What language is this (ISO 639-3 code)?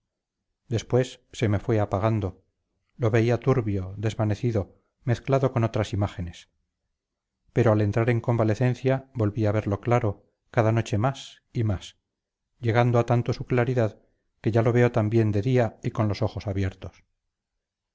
spa